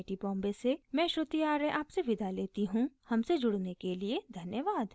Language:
Hindi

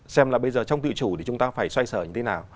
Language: Vietnamese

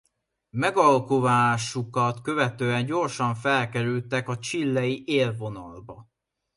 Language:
Hungarian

